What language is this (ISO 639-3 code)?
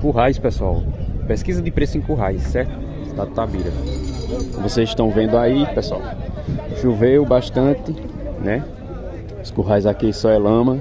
por